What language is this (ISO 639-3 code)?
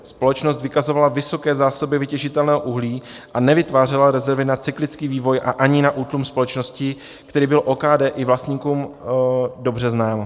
ces